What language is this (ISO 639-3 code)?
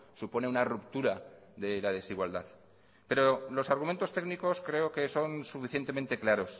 spa